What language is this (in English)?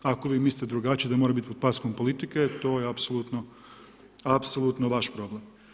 Croatian